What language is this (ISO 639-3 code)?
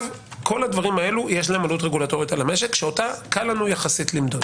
heb